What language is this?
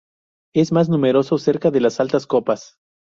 Spanish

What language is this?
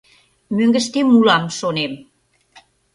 Mari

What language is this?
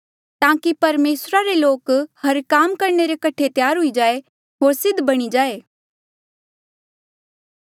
Mandeali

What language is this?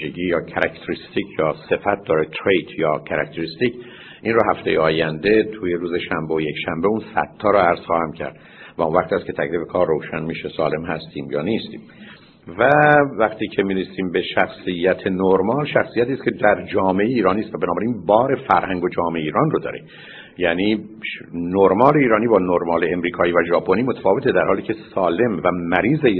Persian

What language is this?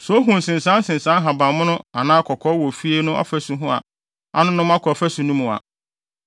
Akan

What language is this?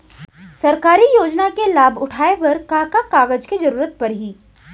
Chhattisgarhi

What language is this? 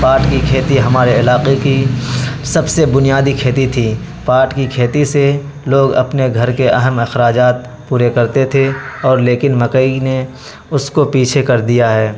Urdu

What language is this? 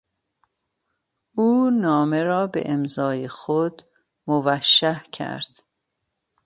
Persian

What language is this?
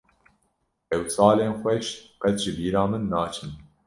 Kurdish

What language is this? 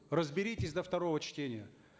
Kazakh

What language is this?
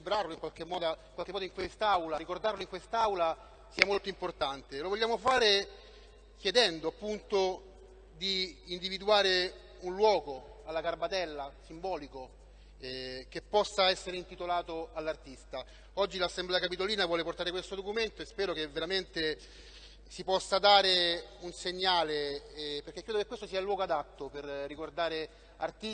Italian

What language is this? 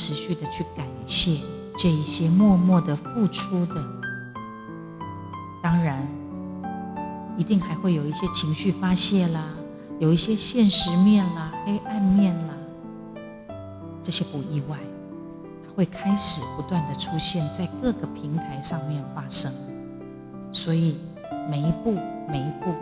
Chinese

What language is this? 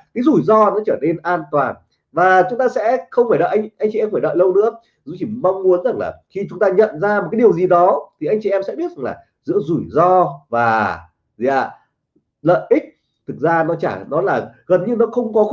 Vietnamese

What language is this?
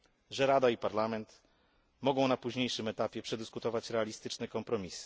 Polish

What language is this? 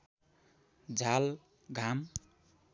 Nepali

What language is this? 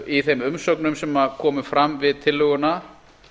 Icelandic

